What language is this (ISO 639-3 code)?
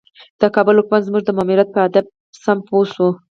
pus